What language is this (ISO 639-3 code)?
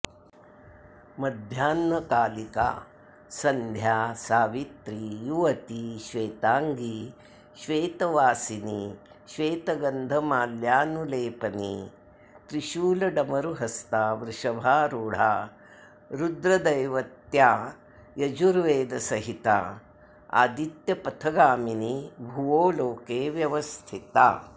san